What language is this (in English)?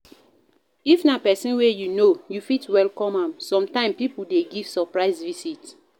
Nigerian Pidgin